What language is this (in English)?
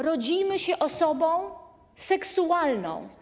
Polish